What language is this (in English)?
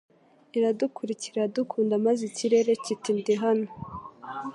Kinyarwanda